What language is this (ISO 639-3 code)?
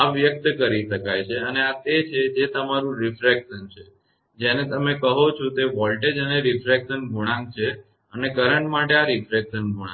guj